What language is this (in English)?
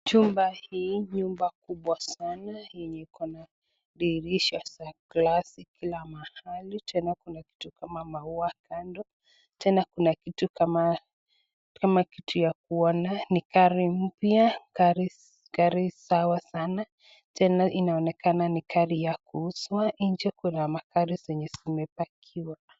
Swahili